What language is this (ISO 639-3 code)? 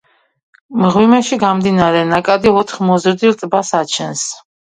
kat